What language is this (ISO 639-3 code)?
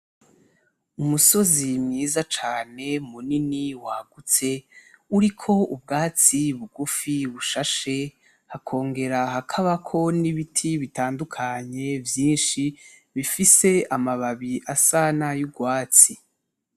run